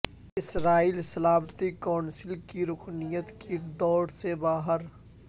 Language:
Urdu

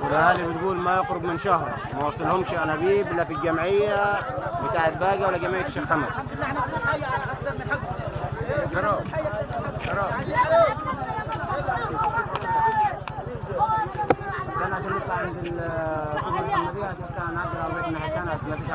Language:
Arabic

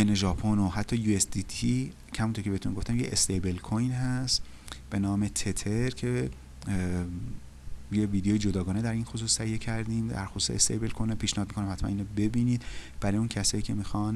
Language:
Persian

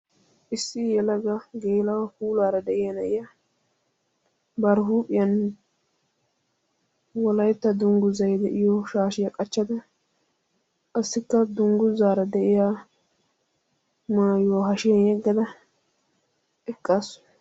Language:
Wolaytta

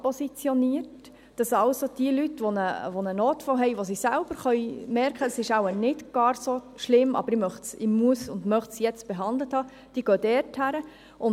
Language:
Swiss German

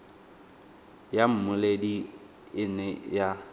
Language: Tswana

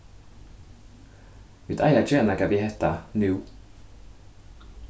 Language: Faroese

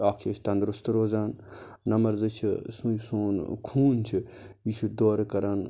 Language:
Kashmiri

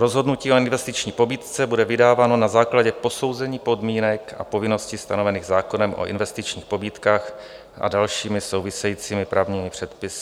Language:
Czech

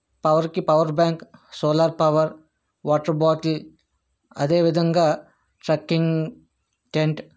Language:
Telugu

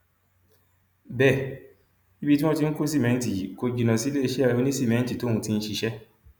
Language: Yoruba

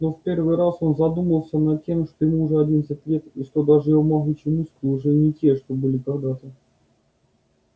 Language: Russian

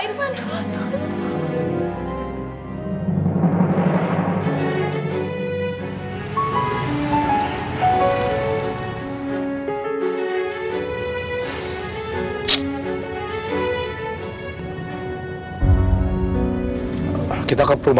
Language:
Indonesian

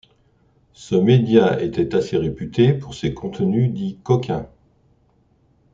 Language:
French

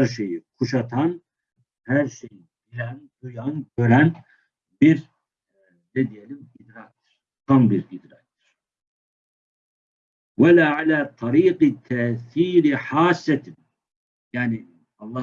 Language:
Turkish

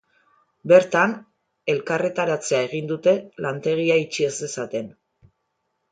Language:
Basque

